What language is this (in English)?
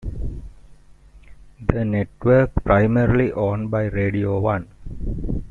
English